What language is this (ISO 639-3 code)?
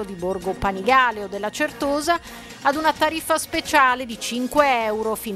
ita